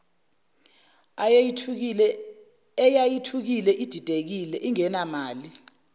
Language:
Zulu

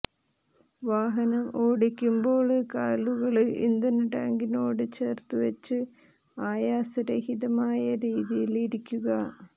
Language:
Malayalam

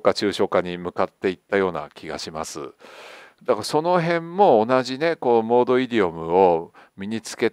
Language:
Japanese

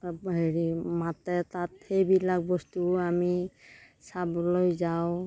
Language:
Assamese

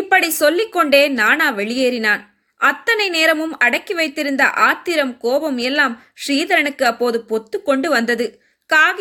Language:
Tamil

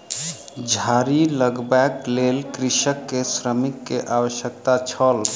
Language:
Maithili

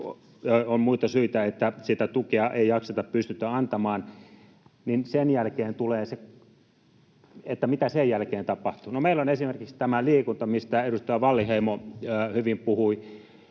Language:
Finnish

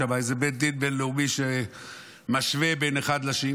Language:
Hebrew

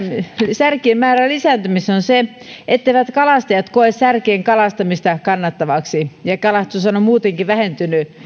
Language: Finnish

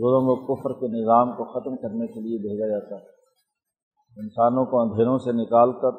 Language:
Urdu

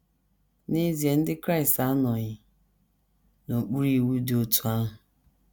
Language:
Igbo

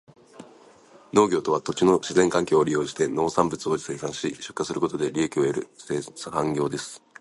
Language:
Japanese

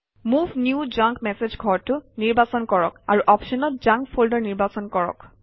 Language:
Assamese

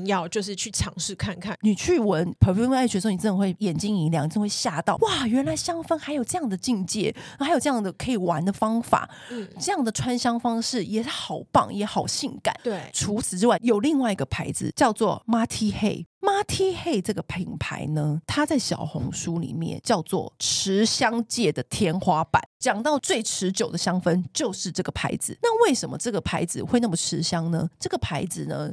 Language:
Chinese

